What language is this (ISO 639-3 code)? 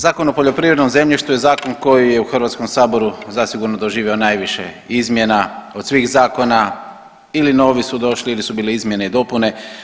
hrv